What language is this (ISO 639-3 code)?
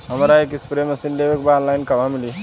bho